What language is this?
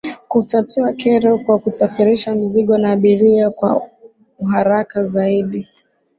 Swahili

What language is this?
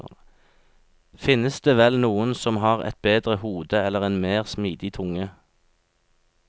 Norwegian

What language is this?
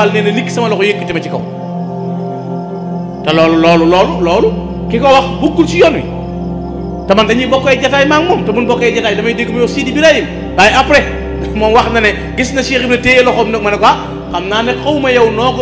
Indonesian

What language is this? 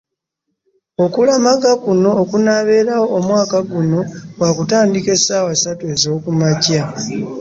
Ganda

